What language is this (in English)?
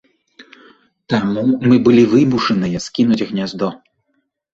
Belarusian